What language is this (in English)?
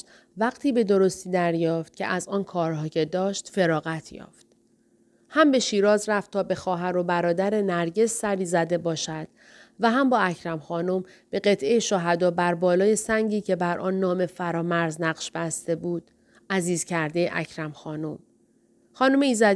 Persian